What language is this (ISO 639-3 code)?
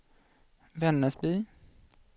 swe